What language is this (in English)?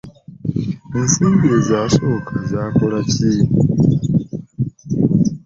Ganda